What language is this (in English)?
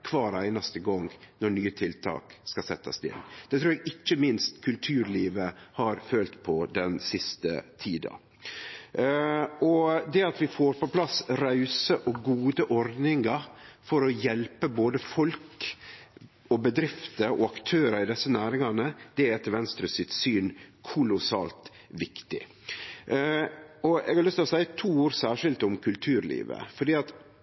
Norwegian Nynorsk